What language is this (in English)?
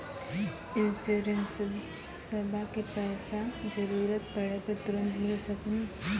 Maithili